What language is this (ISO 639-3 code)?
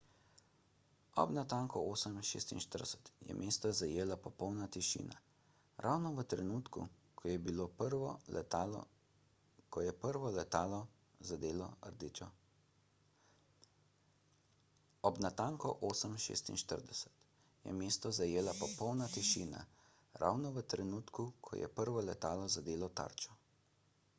slv